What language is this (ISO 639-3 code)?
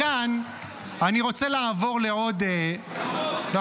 heb